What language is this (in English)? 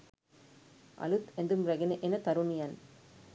Sinhala